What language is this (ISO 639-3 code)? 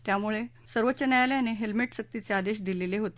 mar